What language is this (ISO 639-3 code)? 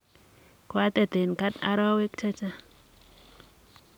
kln